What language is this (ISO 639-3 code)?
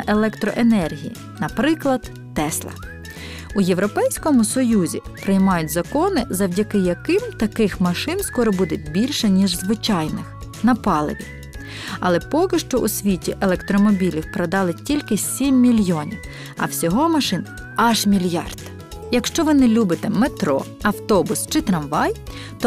ukr